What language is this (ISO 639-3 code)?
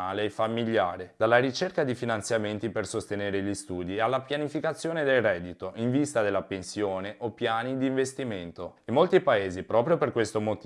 ita